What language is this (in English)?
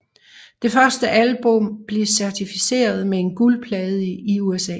Danish